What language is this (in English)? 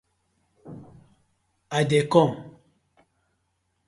Nigerian Pidgin